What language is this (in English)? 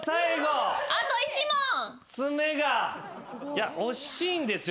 Japanese